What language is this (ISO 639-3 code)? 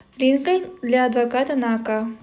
rus